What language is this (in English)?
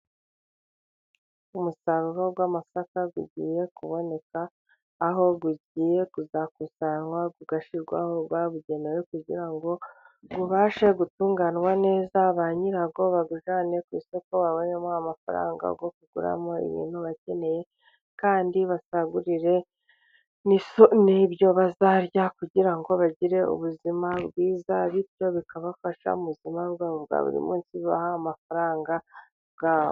Kinyarwanda